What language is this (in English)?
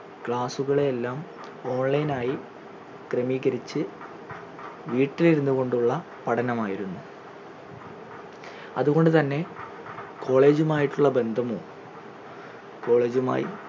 Malayalam